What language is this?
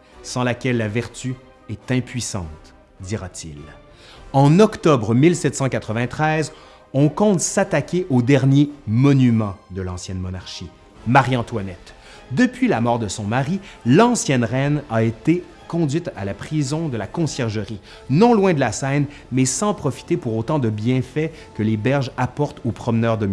French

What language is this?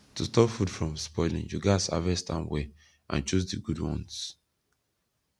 Nigerian Pidgin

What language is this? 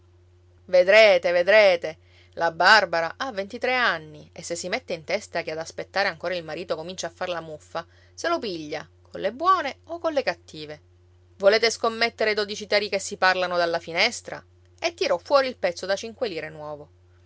Italian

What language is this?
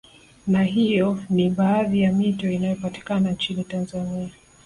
Swahili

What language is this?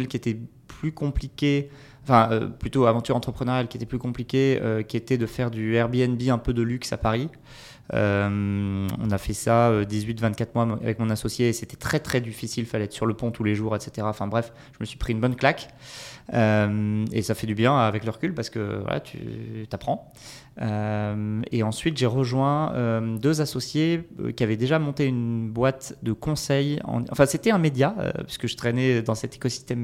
French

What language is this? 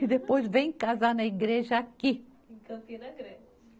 Portuguese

